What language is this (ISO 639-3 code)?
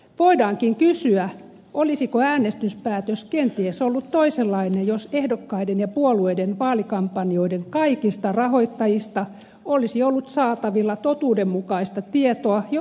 fin